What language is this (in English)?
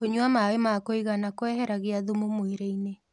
Kikuyu